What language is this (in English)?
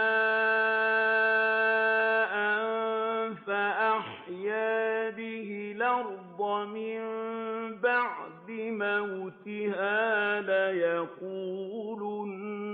Arabic